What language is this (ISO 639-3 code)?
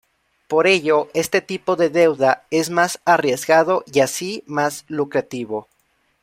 spa